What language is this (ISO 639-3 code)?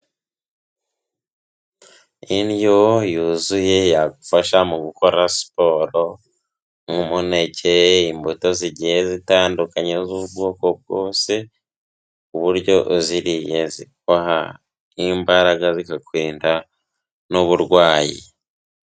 kin